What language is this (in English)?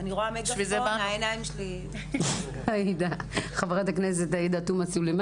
Hebrew